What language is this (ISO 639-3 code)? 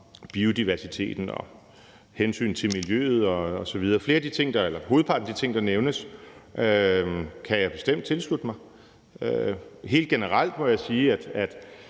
dan